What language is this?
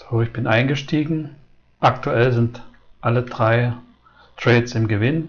German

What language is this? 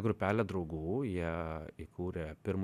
Lithuanian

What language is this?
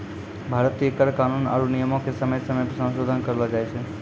Maithili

